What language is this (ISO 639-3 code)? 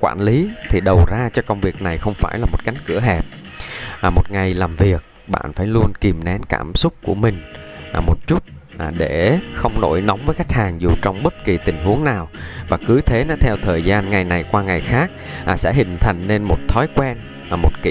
vie